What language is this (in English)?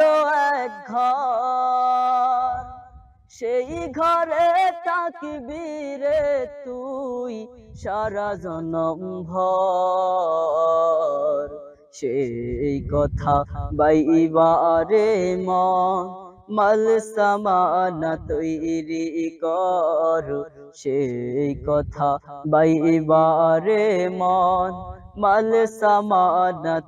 Turkish